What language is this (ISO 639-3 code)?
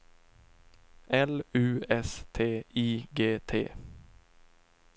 swe